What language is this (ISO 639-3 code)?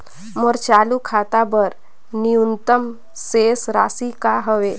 hne